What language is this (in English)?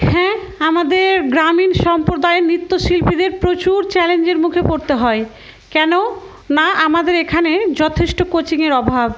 Bangla